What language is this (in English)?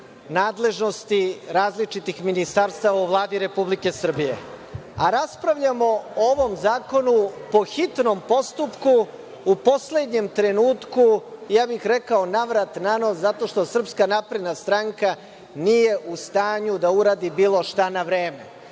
Serbian